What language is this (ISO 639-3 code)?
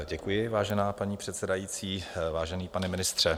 ces